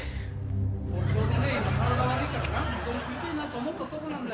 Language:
Japanese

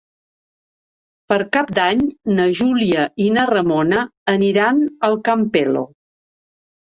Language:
Catalan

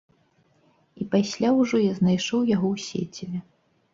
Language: Belarusian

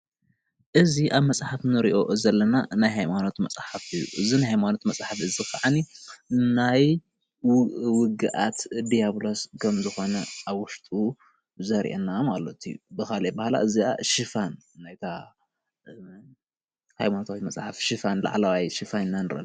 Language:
Tigrinya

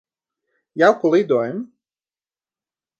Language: Latvian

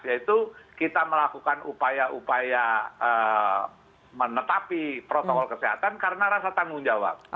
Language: Indonesian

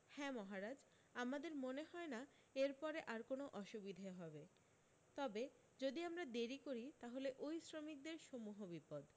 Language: Bangla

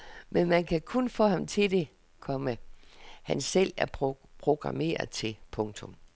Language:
Danish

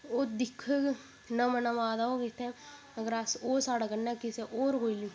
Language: Dogri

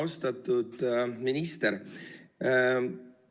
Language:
Estonian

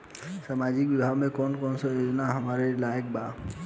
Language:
Bhojpuri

